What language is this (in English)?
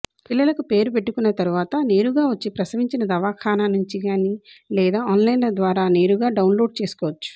Telugu